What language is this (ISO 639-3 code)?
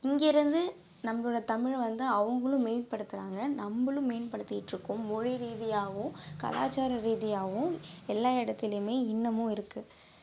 tam